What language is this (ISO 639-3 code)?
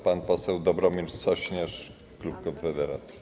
pol